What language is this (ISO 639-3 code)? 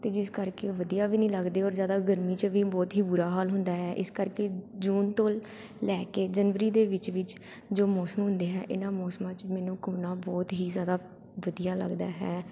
pan